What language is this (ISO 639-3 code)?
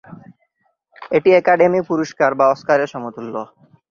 ben